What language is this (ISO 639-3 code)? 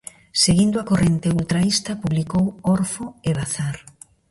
glg